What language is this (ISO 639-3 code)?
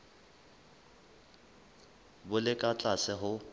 sot